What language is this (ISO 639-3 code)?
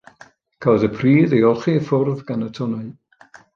cym